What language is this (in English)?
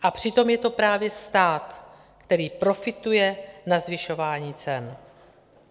Czech